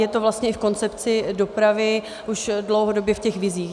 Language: Czech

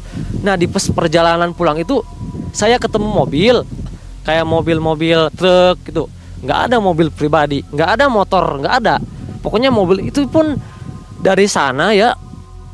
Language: Indonesian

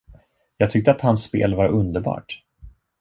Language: Swedish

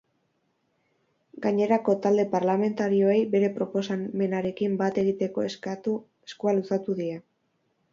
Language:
Basque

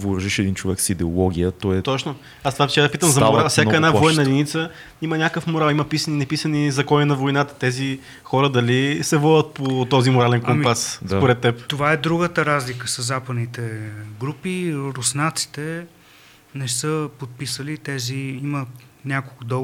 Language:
Bulgarian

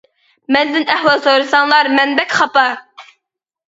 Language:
Uyghur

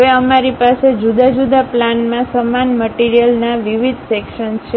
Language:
Gujarati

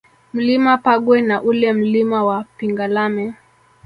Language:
Swahili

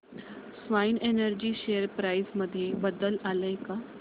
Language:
Marathi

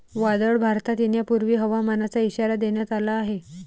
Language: Marathi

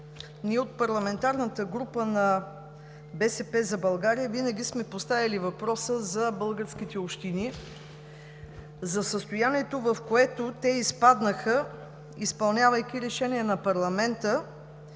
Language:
Bulgarian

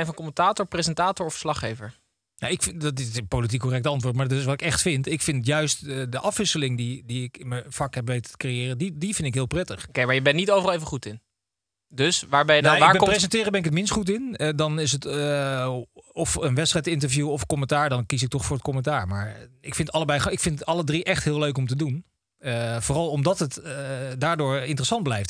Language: Dutch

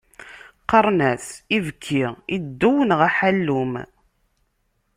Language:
Kabyle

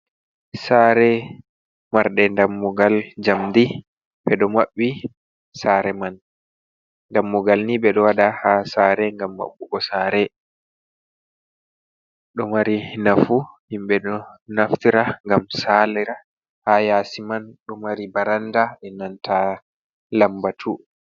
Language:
Fula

